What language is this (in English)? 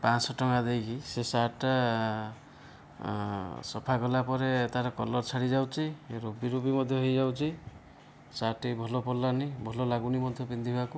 Odia